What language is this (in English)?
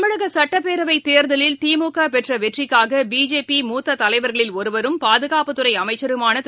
Tamil